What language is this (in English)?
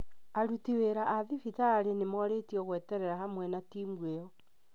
Kikuyu